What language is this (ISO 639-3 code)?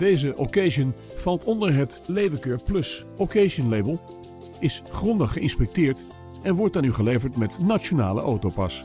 nld